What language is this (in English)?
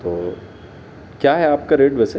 Urdu